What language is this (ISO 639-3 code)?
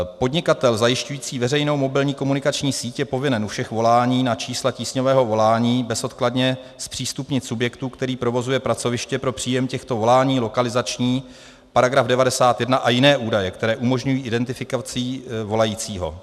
ces